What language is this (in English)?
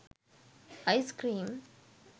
Sinhala